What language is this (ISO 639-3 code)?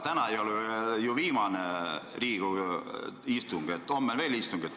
est